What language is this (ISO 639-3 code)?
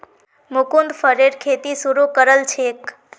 mag